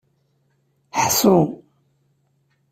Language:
Kabyle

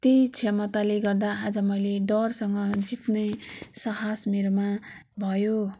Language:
Nepali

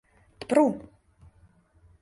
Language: Mari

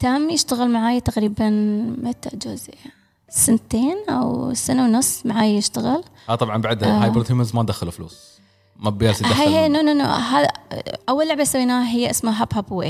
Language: Arabic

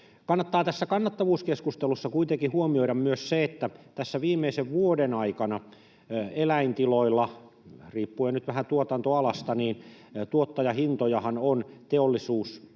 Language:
Finnish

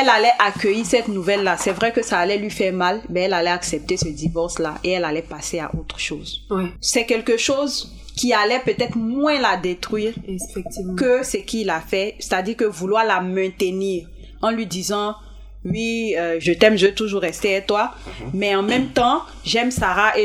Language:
French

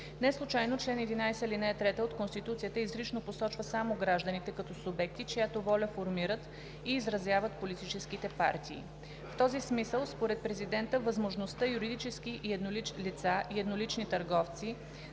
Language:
Bulgarian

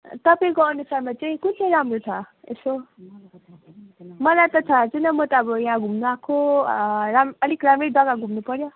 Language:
Nepali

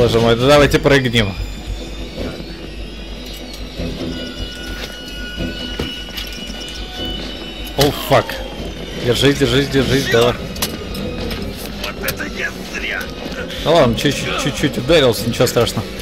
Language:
Russian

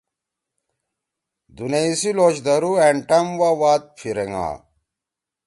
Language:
Torwali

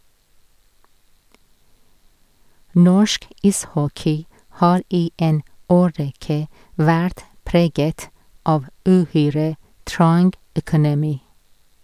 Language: Norwegian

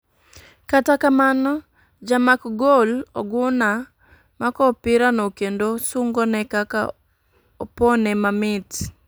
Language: Luo (Kenya and Tanzania)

